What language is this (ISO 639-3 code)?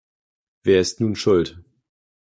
deu